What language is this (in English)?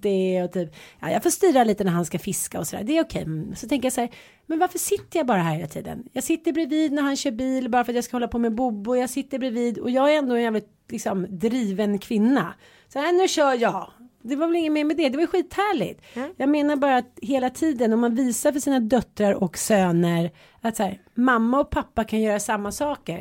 Swedish